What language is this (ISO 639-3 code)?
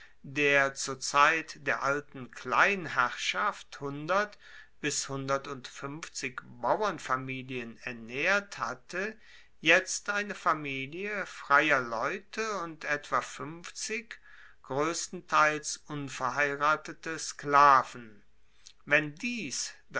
deu